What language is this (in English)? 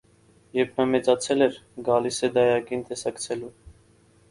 Armenian